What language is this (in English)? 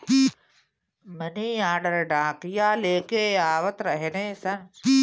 Bhojpuri